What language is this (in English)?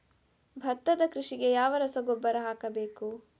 Kannada